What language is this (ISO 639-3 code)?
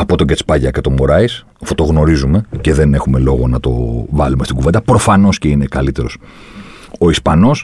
ell